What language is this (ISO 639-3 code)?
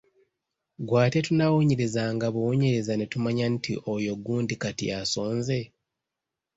lug